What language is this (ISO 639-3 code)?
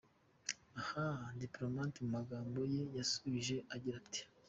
kin